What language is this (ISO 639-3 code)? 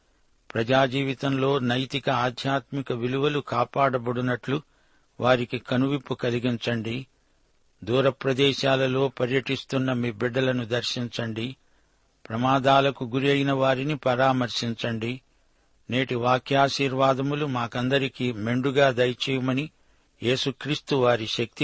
tel